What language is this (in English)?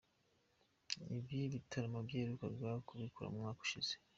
Kinyarwanda